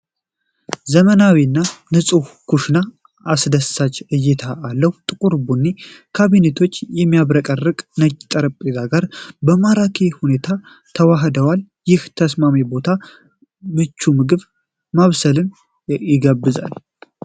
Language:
Amharic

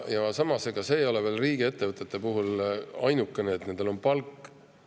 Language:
Estonian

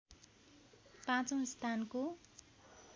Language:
Nepali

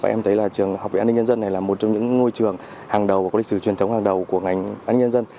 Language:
Vietnamese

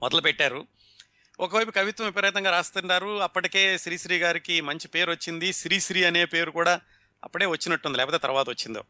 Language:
Telugu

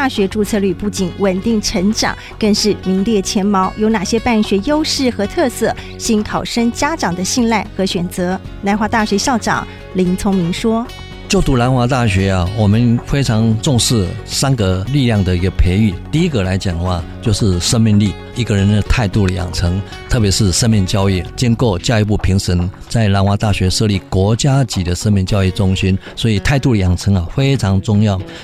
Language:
Chinese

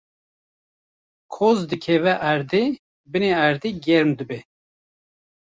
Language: Kurdish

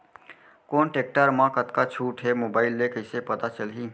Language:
Chhattisgarhi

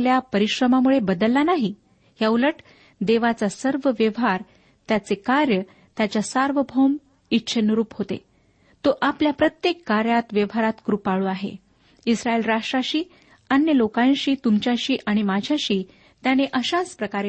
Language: Marathi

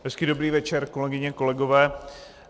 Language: Czech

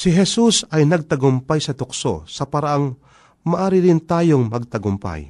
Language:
Filipino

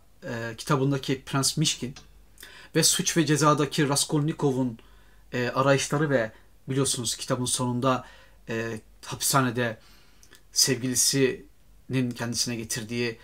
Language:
Turkish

